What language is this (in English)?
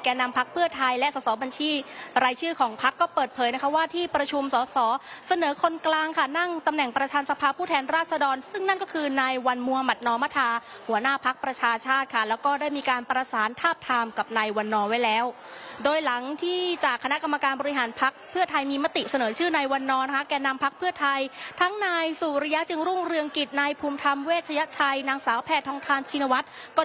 Thai